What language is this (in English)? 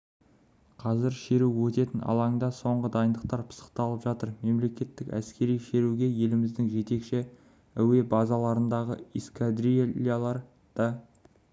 Kazakh